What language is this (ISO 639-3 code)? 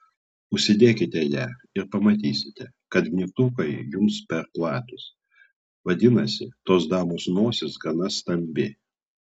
lit